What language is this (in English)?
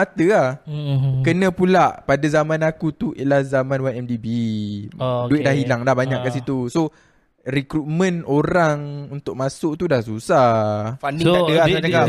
Malay